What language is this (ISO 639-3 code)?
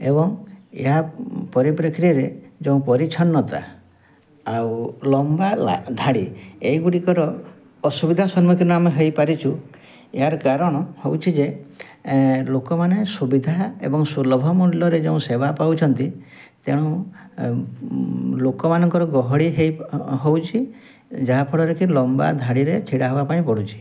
ori